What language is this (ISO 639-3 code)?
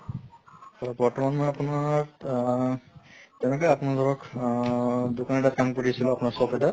asm